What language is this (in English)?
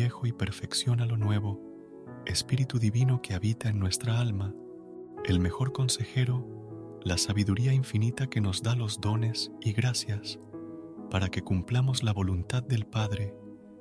Spanish